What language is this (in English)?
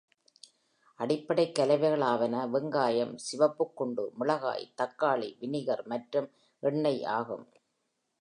Tamil